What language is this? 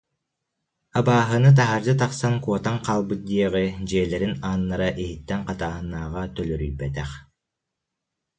Yakut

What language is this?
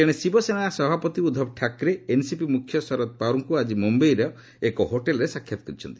Odia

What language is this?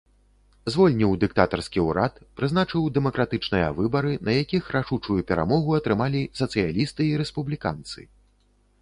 Belarusian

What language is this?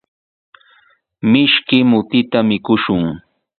Sihuas Ancash Quechua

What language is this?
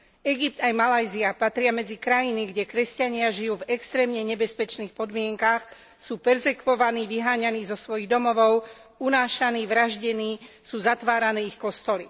Slovak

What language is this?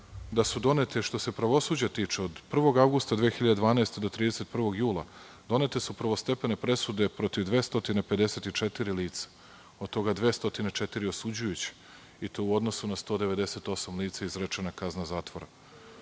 Serbian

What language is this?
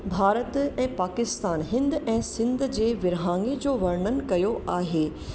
Sindhi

